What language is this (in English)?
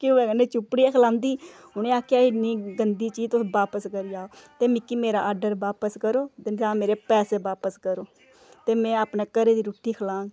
Dogri